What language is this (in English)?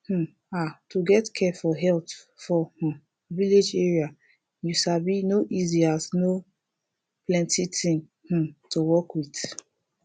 Nigerian Pidgin